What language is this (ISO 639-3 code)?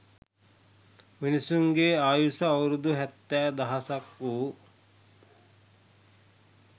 sin